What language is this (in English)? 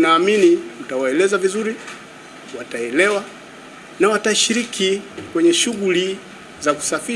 Swahili